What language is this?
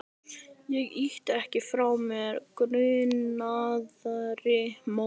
Icelandic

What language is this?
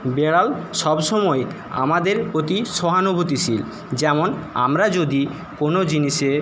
Bangla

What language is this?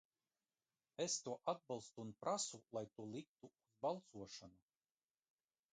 Latvian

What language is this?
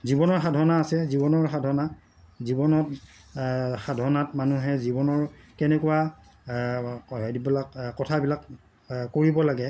Assamese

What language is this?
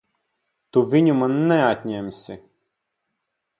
Latvian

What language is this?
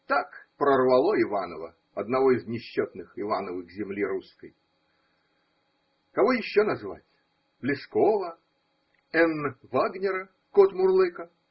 Russian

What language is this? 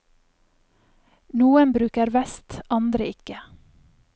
Norwegian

